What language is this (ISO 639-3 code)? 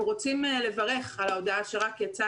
heb